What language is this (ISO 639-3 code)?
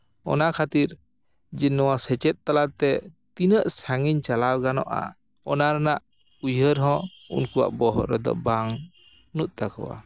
sat